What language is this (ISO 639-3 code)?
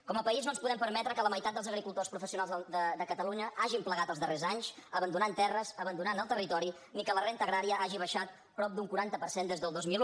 cat